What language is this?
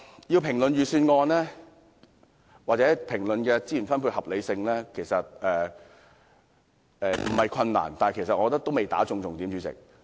Cantonese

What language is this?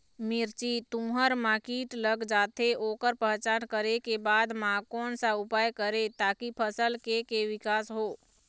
Chhattisgarhi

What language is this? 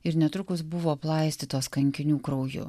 Lithuanian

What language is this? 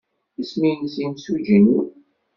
Kabyle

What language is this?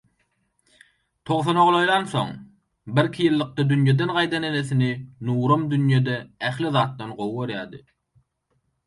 Turkmen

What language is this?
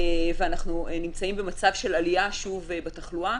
Hebrew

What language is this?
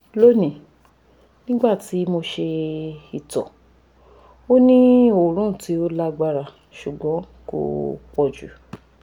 Yoruba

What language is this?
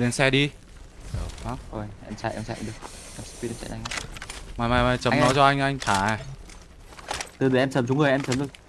Vietnamese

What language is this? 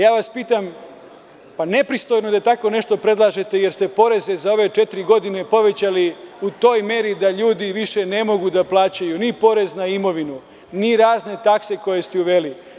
Serbian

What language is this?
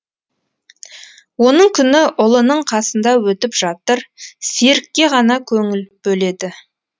Kazakh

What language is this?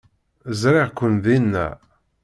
Kabyle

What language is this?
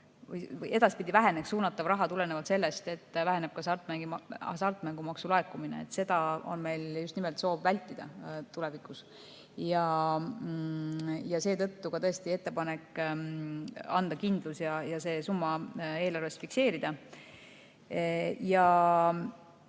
Estonian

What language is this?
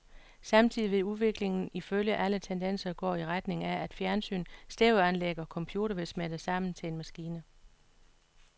Danish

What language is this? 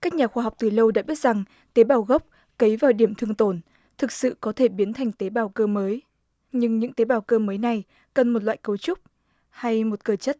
Vietnamese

